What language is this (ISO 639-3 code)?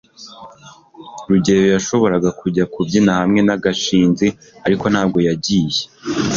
kin